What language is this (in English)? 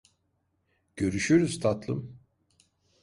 Turkish